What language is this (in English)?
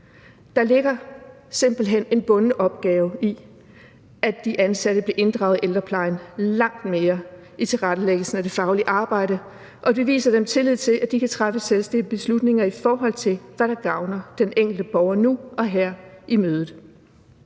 Danish